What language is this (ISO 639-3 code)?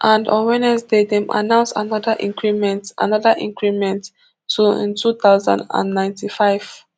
pcm